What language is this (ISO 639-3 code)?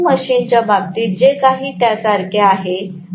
mar